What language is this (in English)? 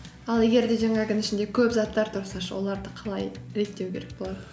Kazakh